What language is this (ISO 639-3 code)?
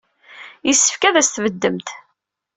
kab